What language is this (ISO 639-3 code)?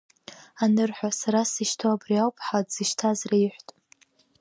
abk